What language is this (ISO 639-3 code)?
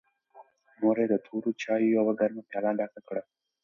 pus